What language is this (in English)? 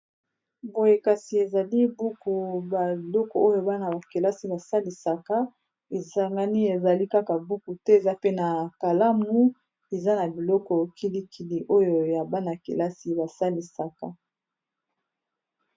Lingala